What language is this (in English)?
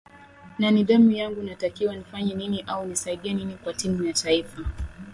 Swahili